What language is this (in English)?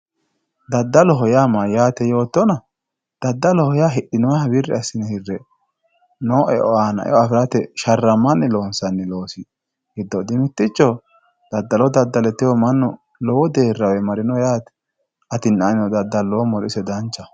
Sidamo